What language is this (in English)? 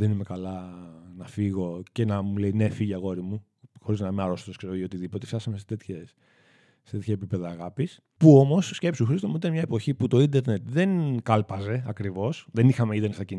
Greek